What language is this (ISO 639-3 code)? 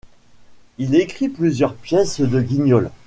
fra